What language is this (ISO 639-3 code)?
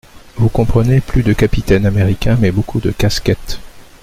fra